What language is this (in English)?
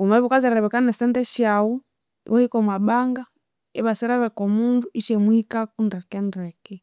Konzo